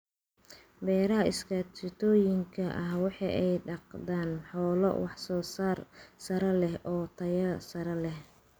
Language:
Somali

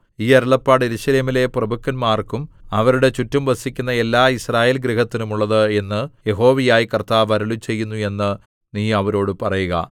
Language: Malayalam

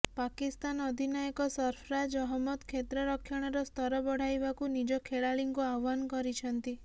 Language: Odia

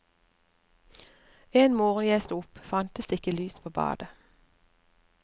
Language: Norwegian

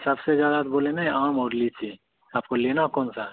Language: Hindi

